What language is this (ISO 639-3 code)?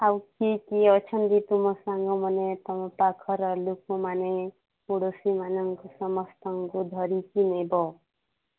ori